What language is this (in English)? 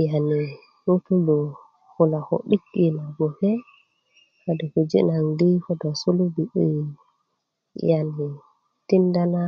Kuku